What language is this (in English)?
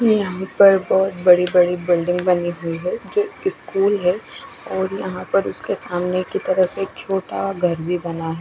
Hindi